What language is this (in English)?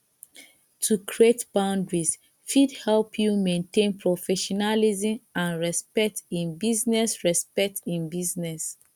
Nigerian Pidgin